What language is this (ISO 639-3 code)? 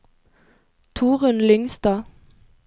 nor